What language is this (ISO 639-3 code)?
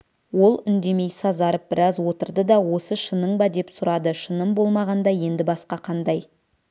kaz